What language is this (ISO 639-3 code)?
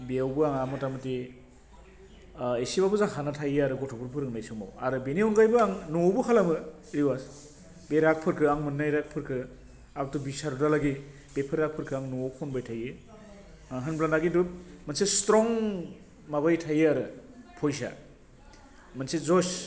brx